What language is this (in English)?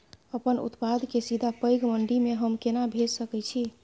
Maithili